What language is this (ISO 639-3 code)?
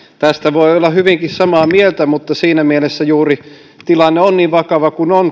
fin